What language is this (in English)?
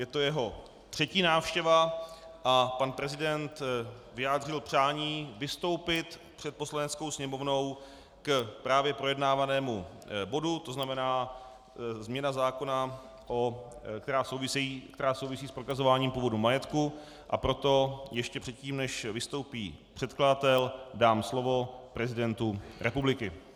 Czech